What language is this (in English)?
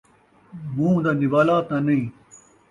Saraiki